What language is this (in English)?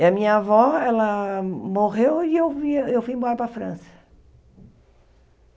Portuguese